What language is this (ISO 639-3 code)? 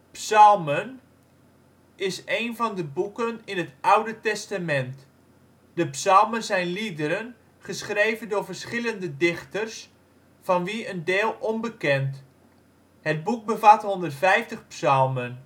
nld